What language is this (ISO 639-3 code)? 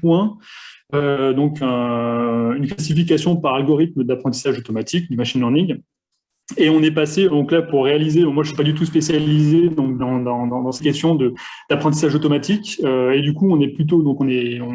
fra